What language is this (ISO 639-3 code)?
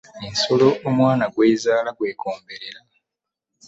lug